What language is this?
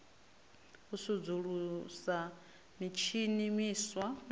Venda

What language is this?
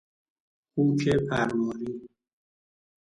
Persian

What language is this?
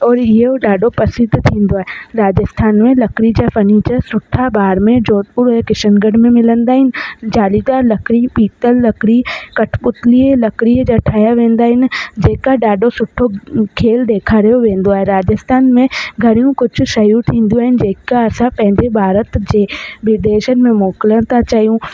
Sindhi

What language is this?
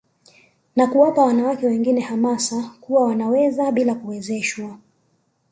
Swahili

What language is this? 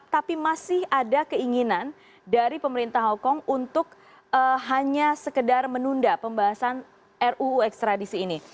Indonesian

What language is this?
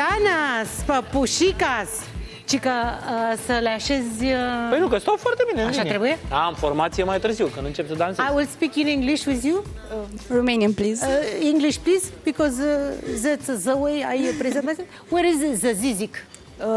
Romanian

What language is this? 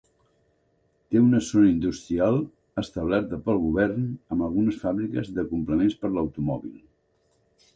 Catalan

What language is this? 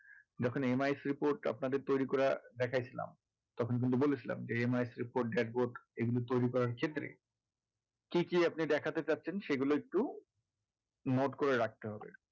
Bangla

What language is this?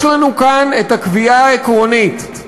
Hebrew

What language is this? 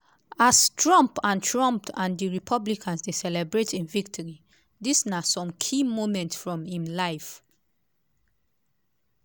Nigerian Pidgin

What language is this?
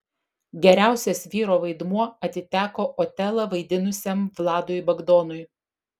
Lithuanian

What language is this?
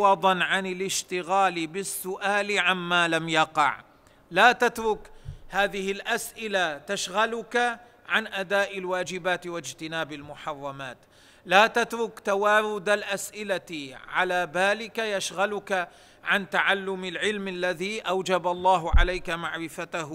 Arabic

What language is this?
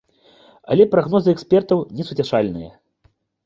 Belarusian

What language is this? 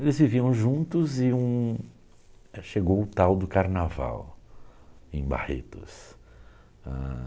Portuguese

